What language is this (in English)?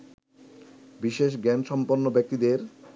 Bangla